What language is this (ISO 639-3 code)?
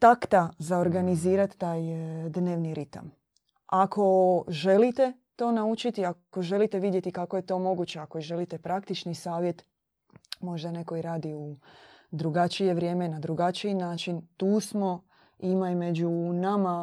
hrv